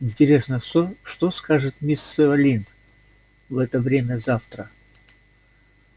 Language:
Russian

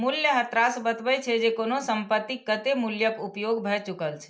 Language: Maithili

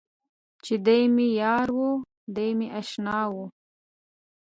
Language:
Pashto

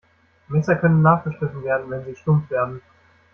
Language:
German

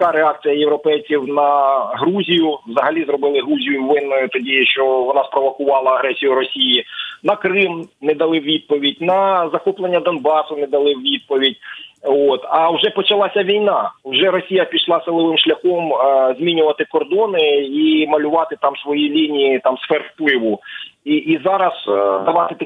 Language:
Ukrainian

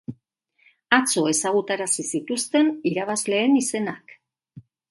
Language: Basque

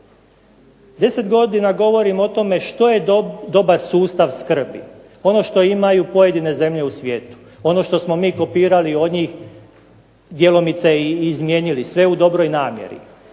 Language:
Croatian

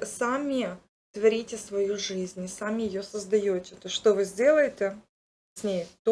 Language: Russian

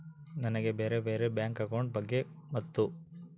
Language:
Kannada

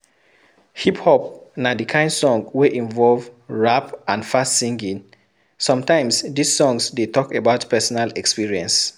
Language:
Nigerian Pidgin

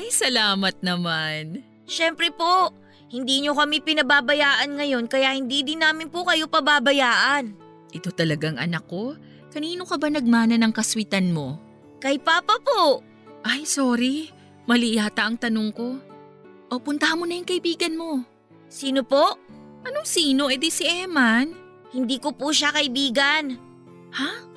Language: Filipino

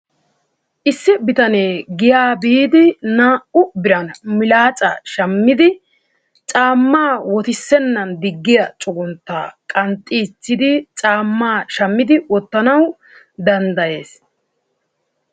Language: Wolaytta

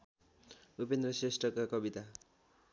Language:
Nepali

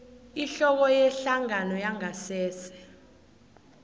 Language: South Ndebele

